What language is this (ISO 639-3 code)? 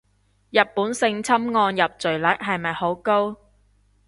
yue